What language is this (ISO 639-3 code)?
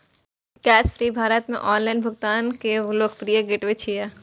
mai